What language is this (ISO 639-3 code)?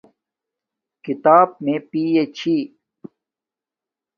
dmk